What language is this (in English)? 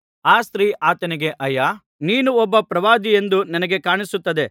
Kannada